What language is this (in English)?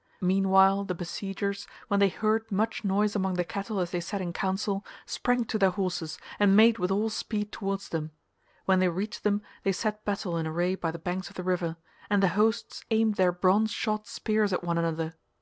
English